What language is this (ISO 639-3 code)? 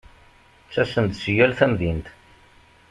kab